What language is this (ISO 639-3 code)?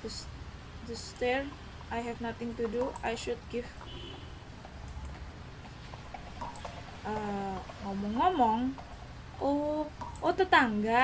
ind